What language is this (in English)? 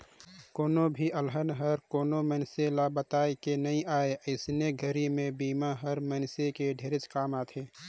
Chhattisgarhi